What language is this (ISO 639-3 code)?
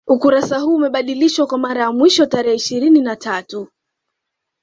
swa